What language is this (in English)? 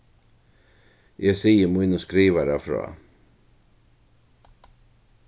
Faroese